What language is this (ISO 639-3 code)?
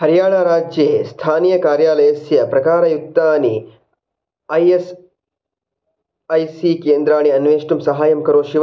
san